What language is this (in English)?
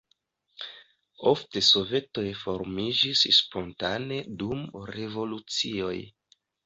Esperanto